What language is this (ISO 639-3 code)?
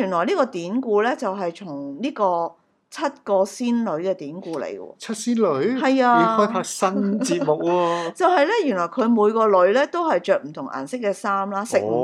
zho